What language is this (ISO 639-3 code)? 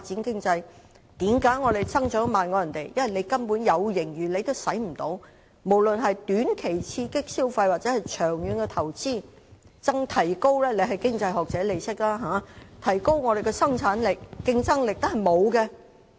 yue